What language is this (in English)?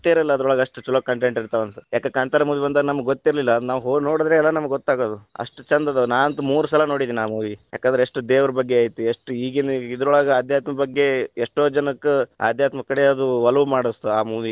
Kannada